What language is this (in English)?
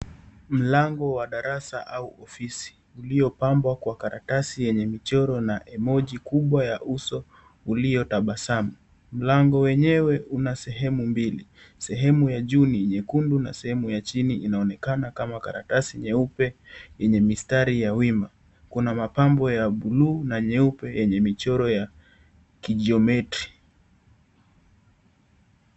Swahili